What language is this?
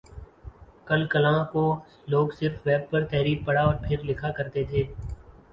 Urdu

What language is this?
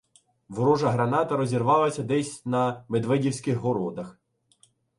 Ukrainian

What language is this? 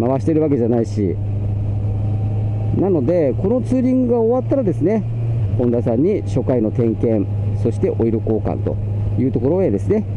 Japanese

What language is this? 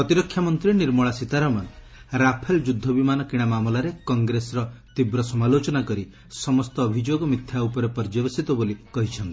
Odia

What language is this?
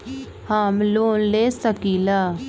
Magahi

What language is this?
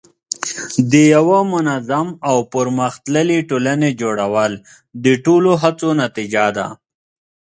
Pashto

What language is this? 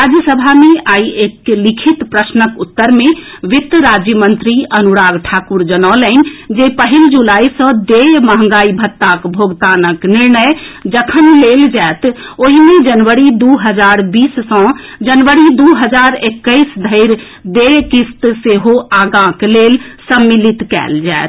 Maithili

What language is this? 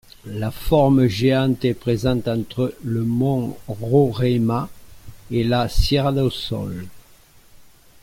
French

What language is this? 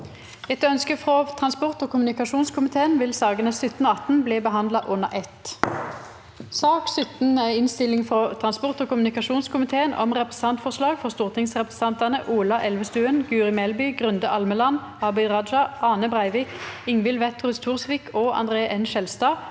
Norwegian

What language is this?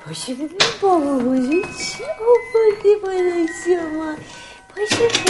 Persian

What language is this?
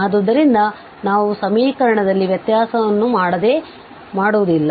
Kannada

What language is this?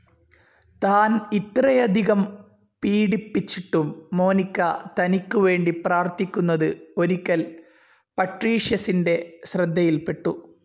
Malayalam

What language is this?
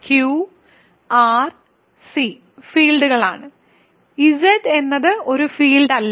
Malayalam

